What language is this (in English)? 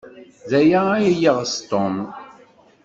Kabyle